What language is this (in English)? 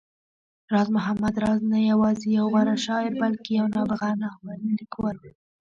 Pashto